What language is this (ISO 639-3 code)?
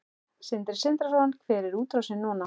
isl